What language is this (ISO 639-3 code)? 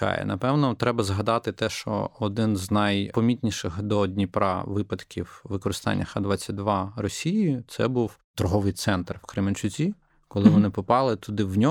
ukr